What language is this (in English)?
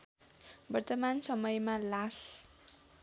Nepali